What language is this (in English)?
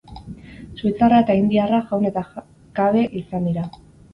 Basque